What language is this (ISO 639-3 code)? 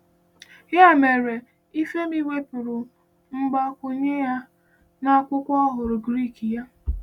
ibo